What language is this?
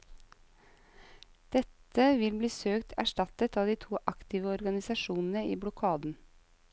Norwegian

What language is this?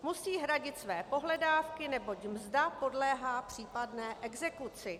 Czech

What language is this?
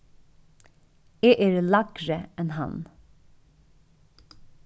Faroese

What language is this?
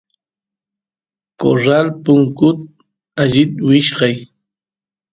Santiago del Estero Quichua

